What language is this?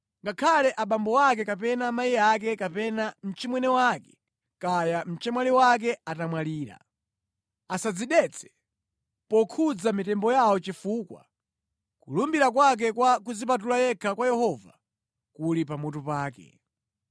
Nyanja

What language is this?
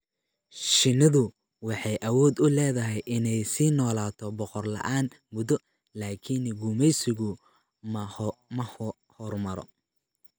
Somali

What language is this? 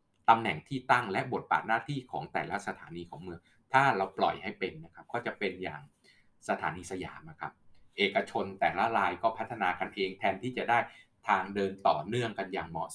Thai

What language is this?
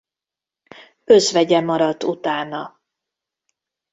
Hungarian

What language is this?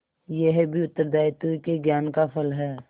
Hindi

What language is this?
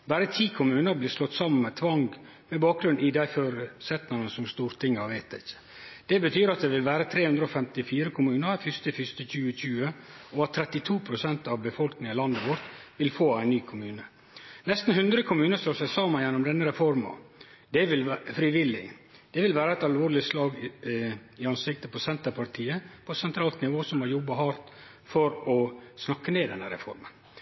Norwegian Nynorsk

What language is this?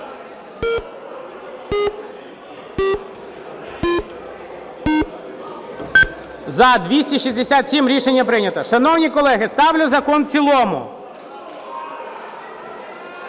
Ukrainian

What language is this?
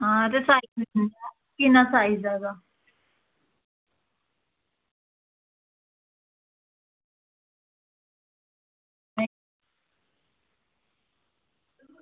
Dogri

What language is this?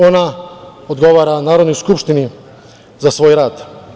Serbian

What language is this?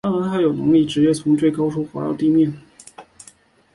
Chinese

